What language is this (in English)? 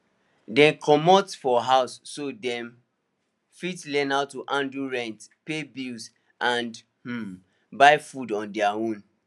Nigerian Pidgin